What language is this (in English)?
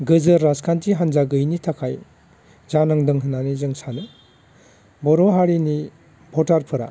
Bodo